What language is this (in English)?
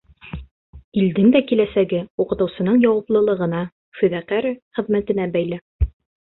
Bashkir